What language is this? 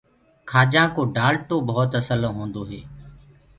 Gurgula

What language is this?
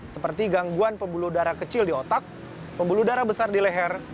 Indonesian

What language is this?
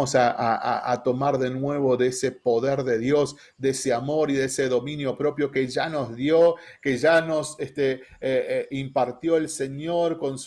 Spanish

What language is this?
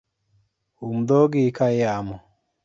Luo (Kenya and Tanzania)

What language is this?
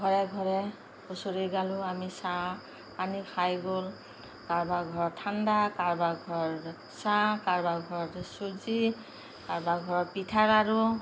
Assamese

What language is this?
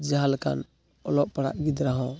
Santali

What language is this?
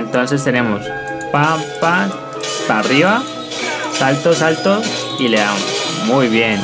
Spanish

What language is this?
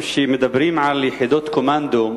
Hebrew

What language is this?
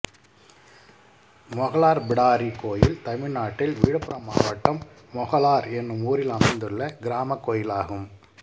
Tamil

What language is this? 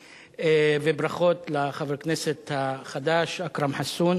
Hebrew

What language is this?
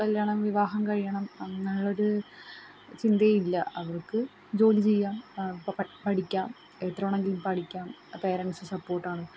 Malayalam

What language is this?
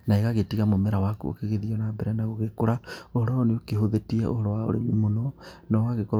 Kikuyu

